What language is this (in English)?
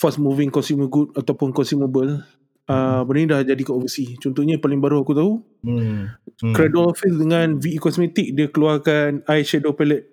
Malay